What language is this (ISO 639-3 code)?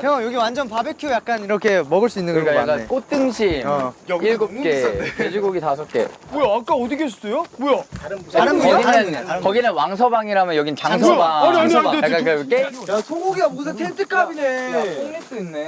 kor